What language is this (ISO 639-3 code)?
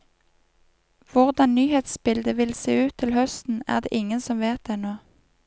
nor